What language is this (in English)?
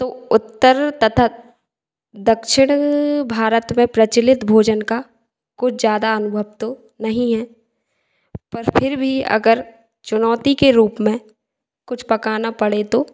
Hindi